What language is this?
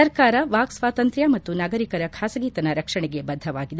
Kannada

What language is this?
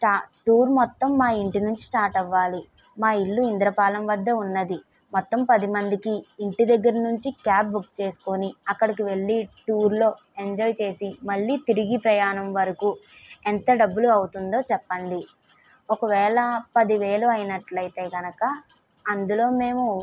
Telugu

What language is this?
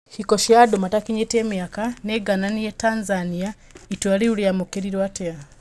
Kikuyu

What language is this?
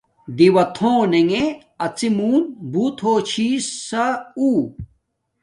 Domaaki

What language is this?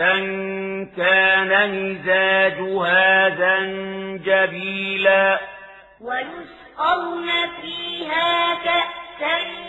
Arabic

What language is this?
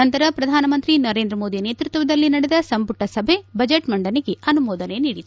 Kannada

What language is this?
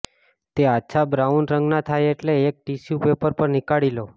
Gujarati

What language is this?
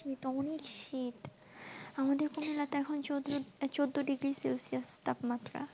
Bangla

